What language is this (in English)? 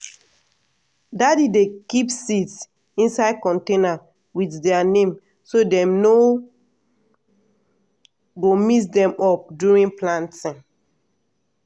Nigerian Pidgin